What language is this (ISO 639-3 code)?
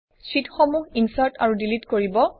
asm